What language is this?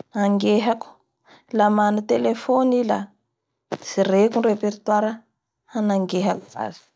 Bara Malagasy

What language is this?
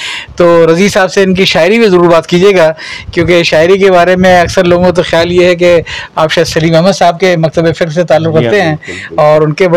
Urdu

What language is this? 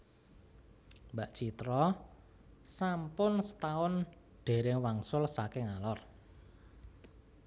Javanese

